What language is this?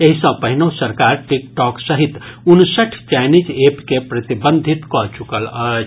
Maithili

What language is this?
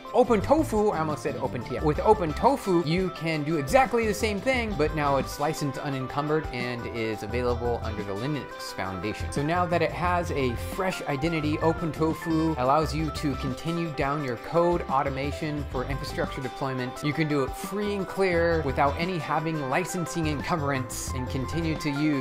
English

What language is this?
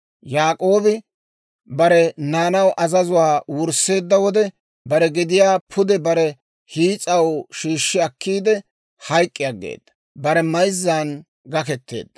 Dawro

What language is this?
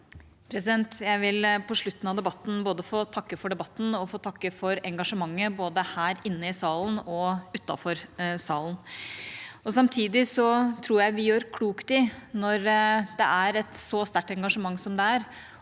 Norwegian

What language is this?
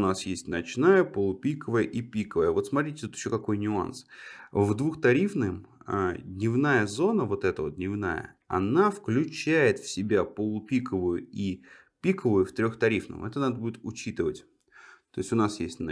Russian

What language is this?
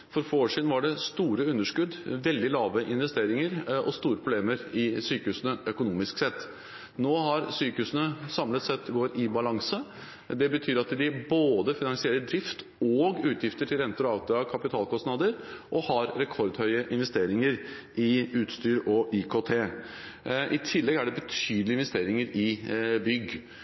Norwegian Bokmål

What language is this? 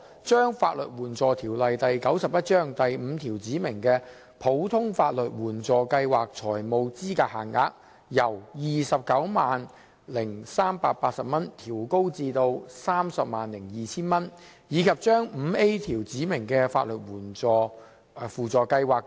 Cantonese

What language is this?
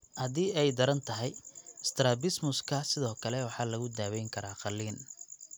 Somali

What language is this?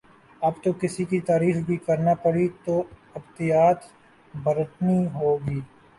Urdu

